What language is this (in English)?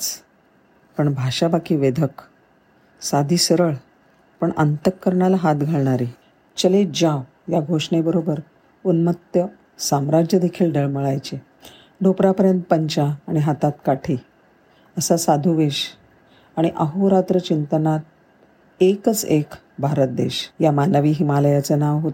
Marathi